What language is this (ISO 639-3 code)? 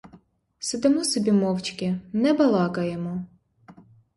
ukr